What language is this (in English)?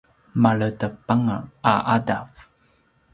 Paiwan